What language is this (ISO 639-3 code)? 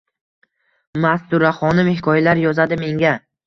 uzb